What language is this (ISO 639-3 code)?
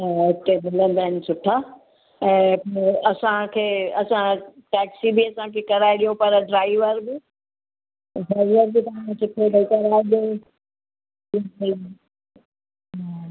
snd